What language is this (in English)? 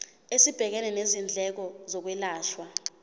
Zulu